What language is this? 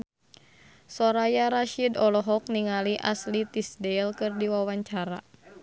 Sundanese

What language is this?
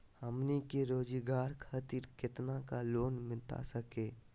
Magahi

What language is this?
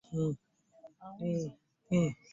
Ganda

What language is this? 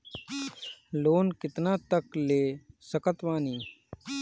Bhojpuri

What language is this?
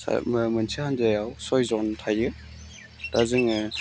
Bodo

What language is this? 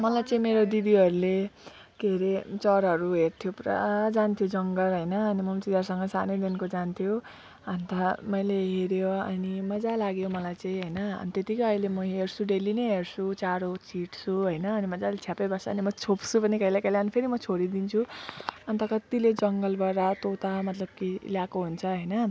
Nepali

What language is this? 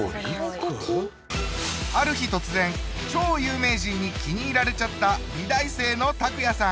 Japanese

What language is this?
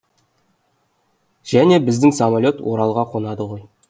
Kazakh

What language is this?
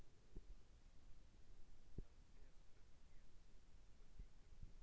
Russian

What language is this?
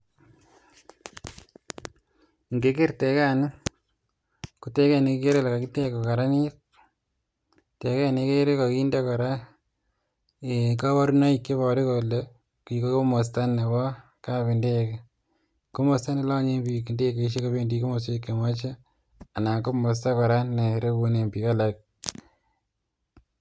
Kalenjin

